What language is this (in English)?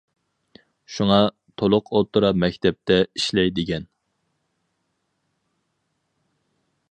Uyghur